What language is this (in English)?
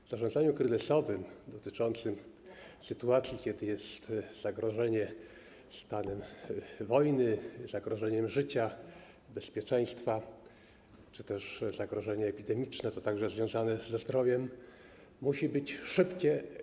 Polish